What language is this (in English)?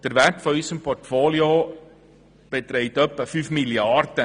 Swiss German